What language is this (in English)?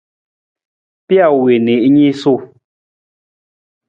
Nawdm